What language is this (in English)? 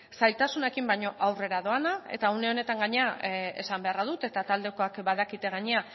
Basque